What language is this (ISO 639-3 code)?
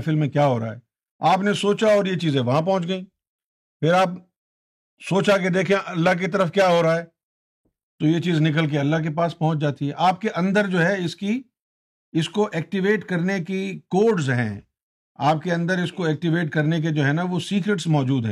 urd